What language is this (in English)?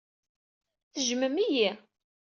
Kabyle